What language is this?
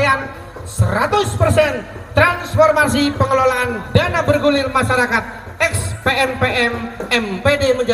Indonesian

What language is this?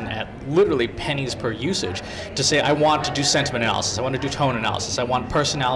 English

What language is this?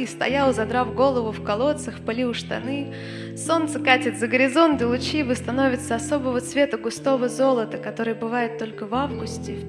Russian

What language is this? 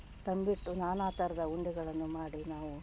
Kannada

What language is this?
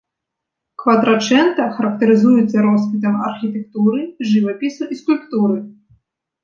Belarusian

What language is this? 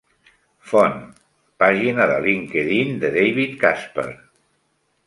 Catalan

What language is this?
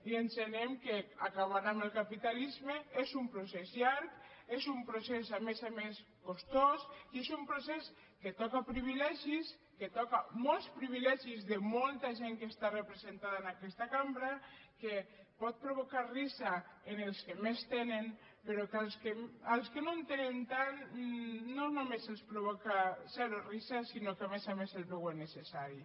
Catalan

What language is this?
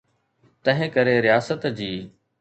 Sindhi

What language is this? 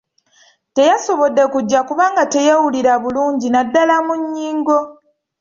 Ganda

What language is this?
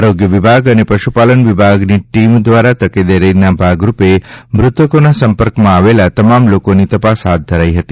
Gujarati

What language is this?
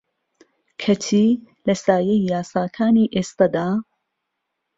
Central Kurdish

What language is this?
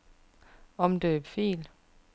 Danish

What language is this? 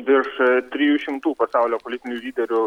Lithuanian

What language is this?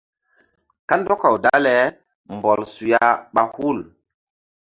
Mbum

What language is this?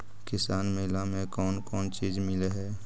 Magahi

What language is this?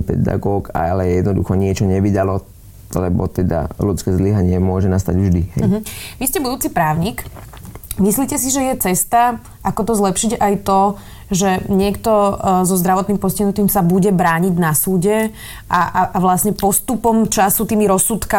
Slovak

